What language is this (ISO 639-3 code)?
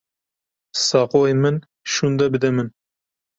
kur